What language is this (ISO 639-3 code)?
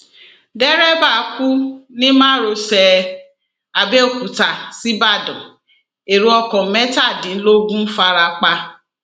yor